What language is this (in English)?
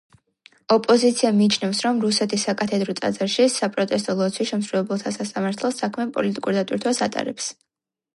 Georgian